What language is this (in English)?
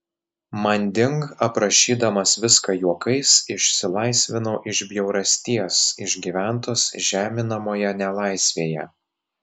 Lithuanian